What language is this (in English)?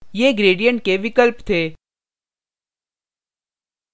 Hindi